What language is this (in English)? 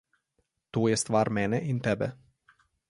Slovenian